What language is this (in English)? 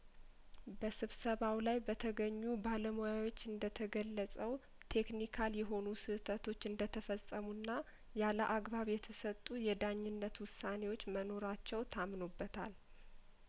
Amharic